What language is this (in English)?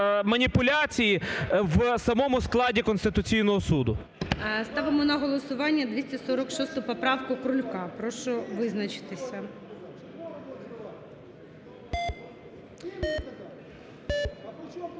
Ukrainian